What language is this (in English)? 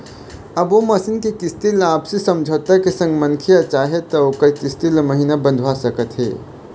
Chhattisgarhi